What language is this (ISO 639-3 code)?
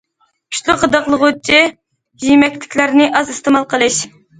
uig